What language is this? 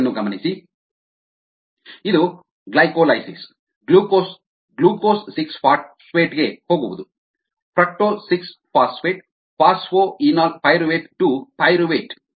Kannada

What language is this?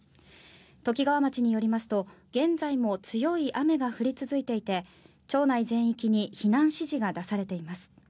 Japanese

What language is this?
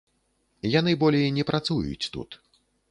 Belarusian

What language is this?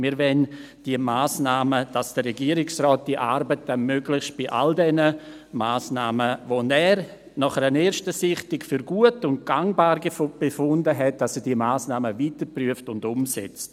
Swiss German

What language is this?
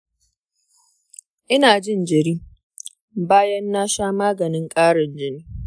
Hausa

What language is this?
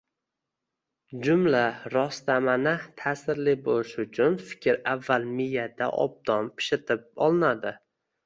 Uzbek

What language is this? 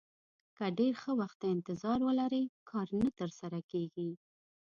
Pashto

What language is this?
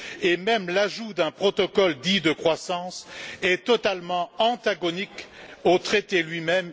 French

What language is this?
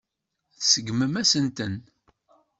Kabyle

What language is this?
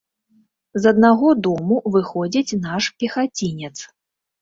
Belarusian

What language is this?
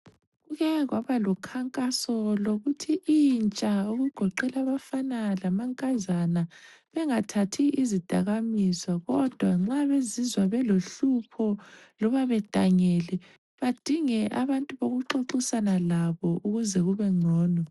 North Ndebele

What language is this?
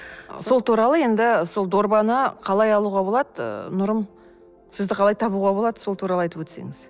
Kazakh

